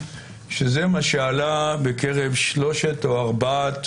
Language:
Hebrew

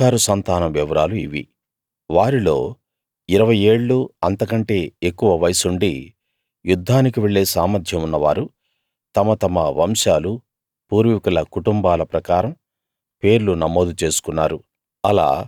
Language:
Telugu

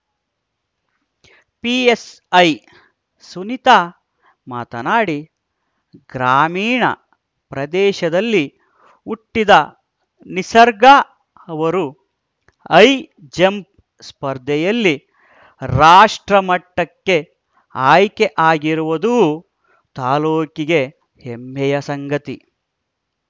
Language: Kannada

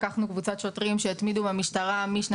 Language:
Hebrew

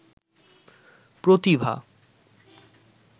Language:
Bangla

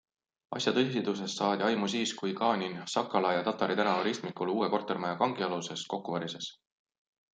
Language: Estonian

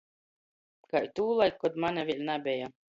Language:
Latgalian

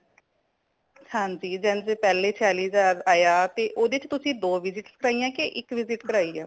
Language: Punjabi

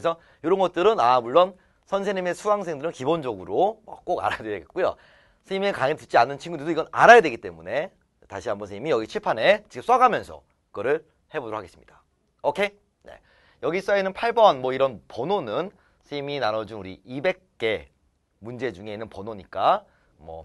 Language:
Korean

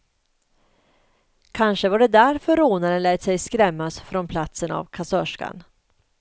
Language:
Swedish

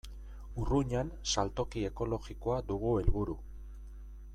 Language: Basque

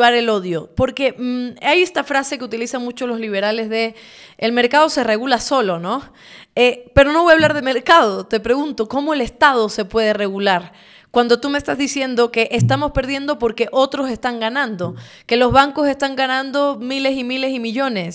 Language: Spanish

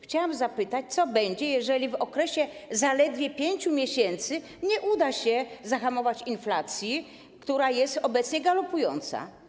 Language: Polish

